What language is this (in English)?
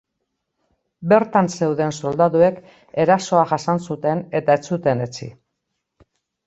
Basque